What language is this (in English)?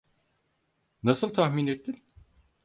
Turkish